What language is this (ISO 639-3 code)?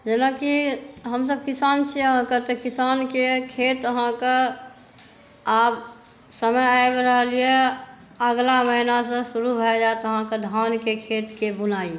mai